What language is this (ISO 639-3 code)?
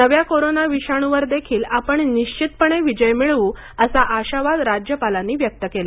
mar